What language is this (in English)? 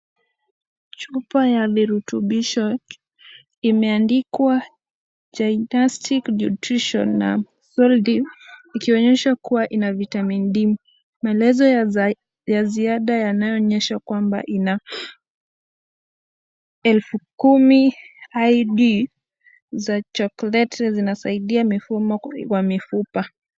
Swahili